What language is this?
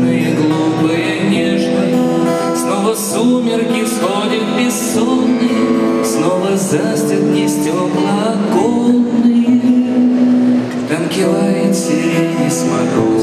Ukrainian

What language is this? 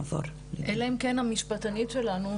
Hebrew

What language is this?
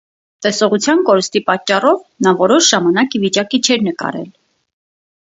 Armenian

